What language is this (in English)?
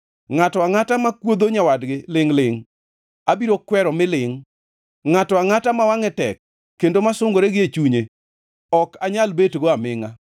Luo (Kenya and Tanzania)